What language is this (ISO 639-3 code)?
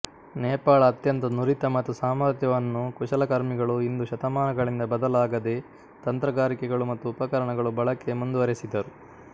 kan